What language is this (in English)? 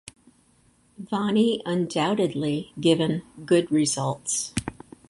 English